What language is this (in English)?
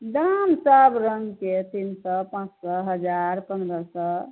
Maithili